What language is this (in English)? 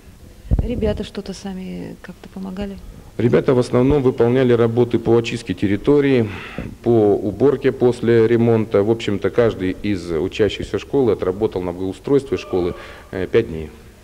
Russian